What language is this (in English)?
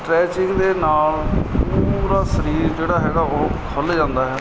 Punjabi